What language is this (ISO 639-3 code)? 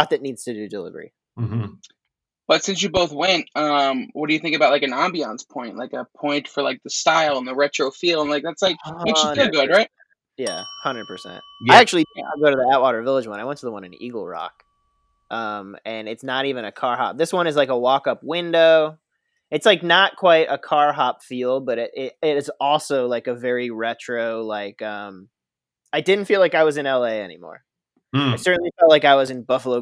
eng